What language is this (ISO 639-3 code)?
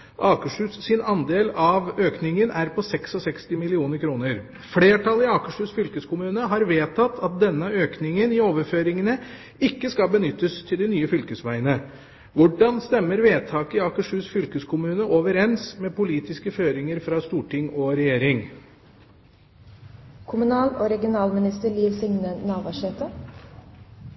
nob